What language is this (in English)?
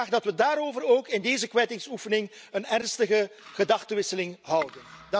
Dutch